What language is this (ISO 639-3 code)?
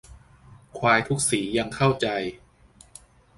tha